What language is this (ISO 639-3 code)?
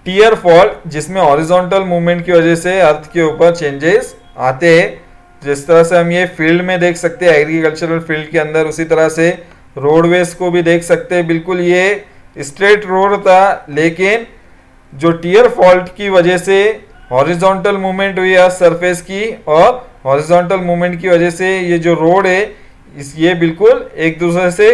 hin